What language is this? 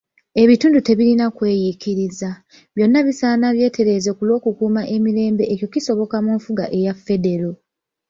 Ganda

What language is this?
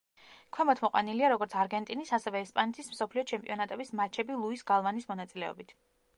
Georgian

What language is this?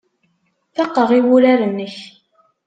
Kabyle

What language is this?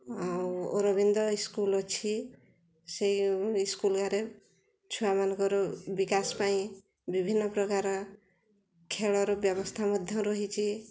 Odia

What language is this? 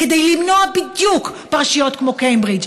Hebrew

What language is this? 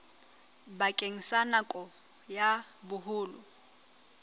Southern Sotho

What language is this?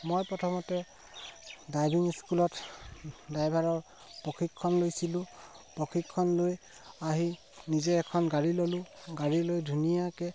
Assamese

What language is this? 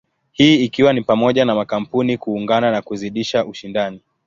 Swahili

